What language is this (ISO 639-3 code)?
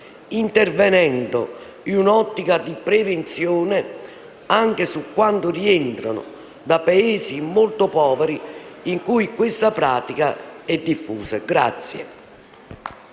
ita